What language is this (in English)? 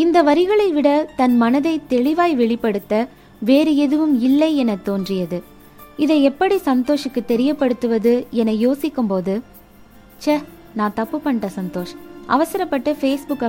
Tamil